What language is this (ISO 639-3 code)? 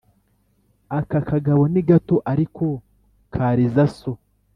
kin